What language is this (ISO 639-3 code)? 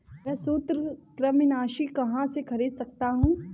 hin